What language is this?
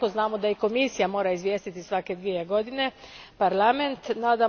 Croatian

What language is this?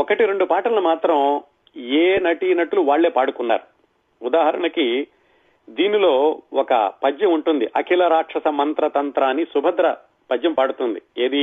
Telugu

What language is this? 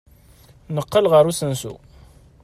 Kabyle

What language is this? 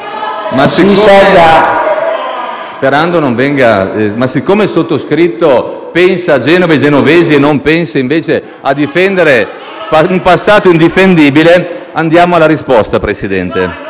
Italian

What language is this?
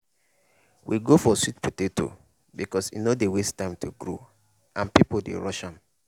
Nigerian Pidgin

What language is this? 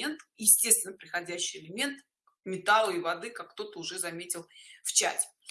Russian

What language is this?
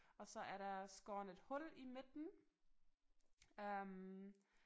Danish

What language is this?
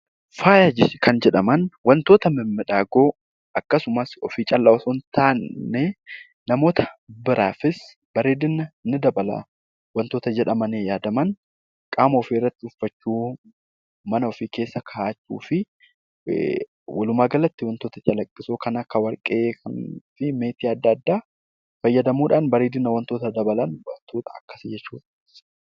Oromo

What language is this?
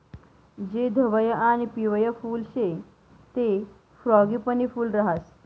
Marathi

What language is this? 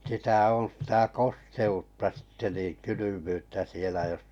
Finnish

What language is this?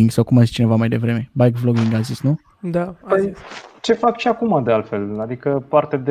Romanian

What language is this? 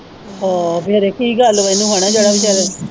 Punjabi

